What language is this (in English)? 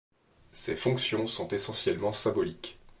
French